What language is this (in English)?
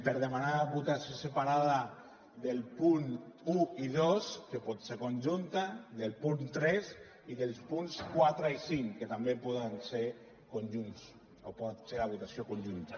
Catalan